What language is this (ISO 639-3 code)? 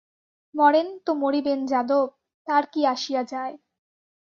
ben